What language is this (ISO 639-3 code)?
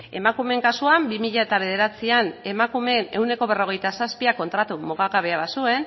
eus